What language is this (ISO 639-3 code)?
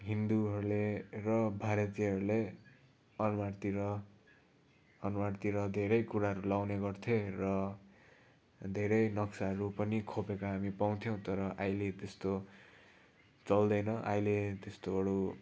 nep